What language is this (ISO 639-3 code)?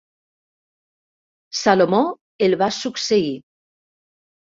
cat